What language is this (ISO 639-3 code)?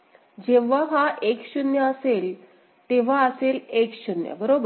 mar